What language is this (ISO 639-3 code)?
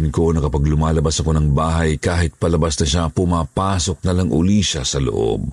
fil